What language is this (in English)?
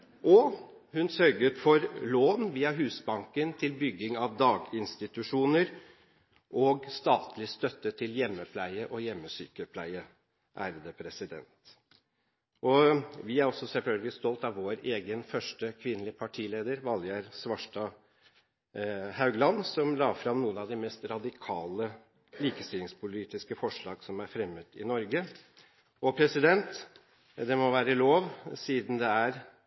Norwegian Bokmål